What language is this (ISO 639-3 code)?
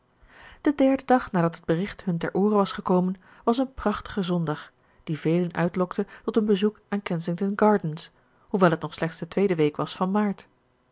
nld